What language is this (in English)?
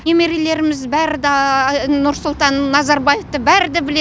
Kazakh